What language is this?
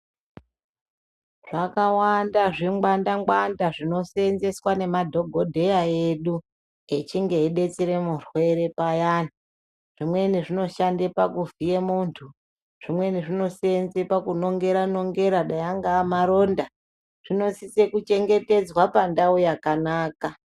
Ndau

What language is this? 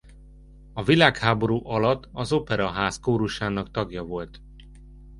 Hungarian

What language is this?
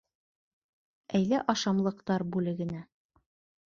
Bashkir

